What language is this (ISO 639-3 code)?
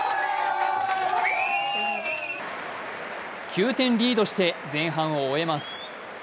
jpn